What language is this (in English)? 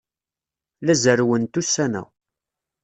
Kabyle